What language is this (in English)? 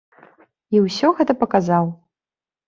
Belarusian